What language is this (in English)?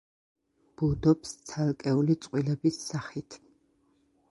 Georgian